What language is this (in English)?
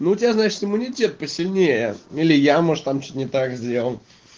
Russian